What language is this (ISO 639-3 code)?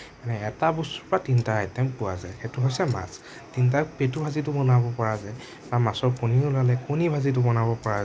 asm